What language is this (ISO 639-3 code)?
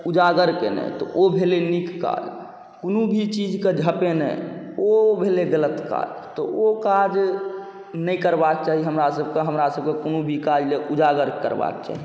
mai